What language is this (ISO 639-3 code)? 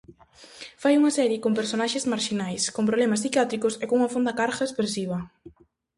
glg